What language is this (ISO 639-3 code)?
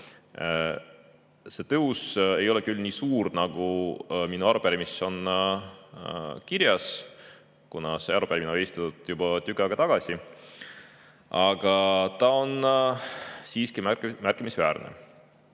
est